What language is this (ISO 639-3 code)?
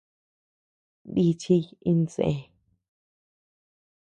cux